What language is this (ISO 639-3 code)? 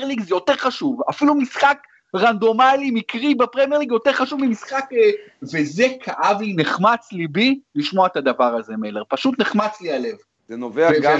heb